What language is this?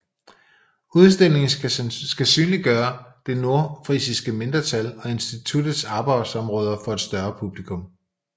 Danish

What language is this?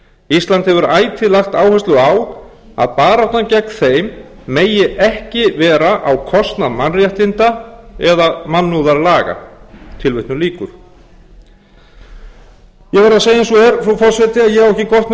Icelandic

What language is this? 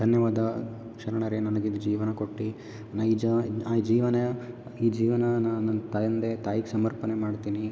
Kannada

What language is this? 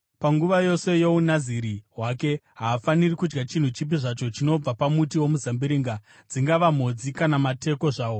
Shona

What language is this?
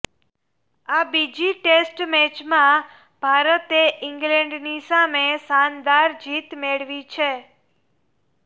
Gujarati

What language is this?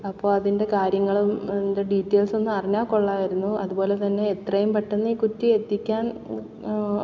Malayalam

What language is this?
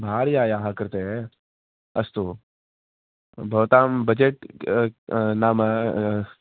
Sanskrit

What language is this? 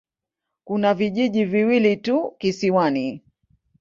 Swahili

